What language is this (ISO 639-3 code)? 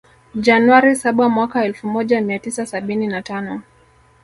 swa